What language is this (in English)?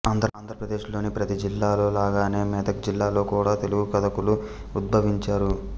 Telugu